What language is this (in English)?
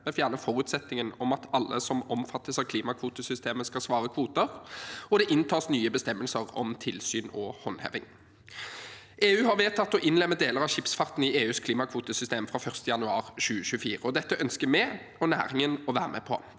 Norwegian